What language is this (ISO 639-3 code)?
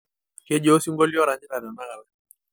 mas